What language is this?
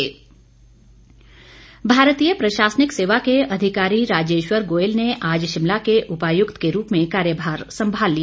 Hindi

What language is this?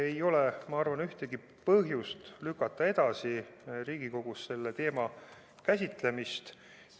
Estonian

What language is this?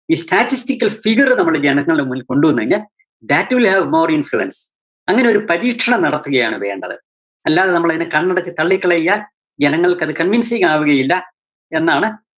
Malayalam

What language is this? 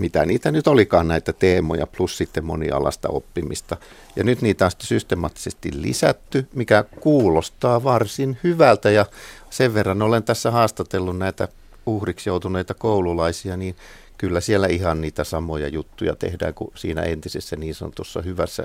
Finnish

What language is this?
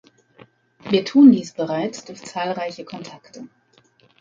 German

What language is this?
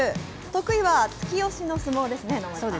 Japanese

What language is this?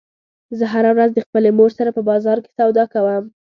Pashto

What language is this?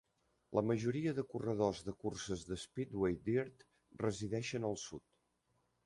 Catalan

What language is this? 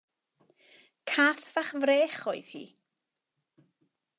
Welsh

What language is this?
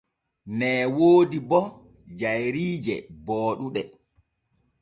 Borgu Fulfulde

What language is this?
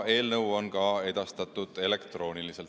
Estonian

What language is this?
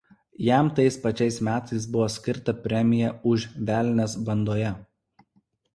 Lithuanian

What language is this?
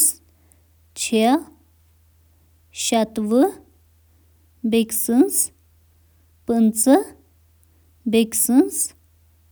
Kashmiri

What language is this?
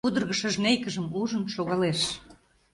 Mari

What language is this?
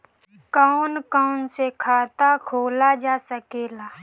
Bhojpuri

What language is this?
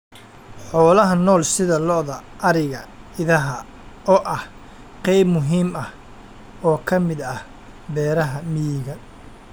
Somali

